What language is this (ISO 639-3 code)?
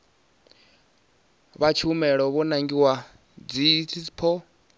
ven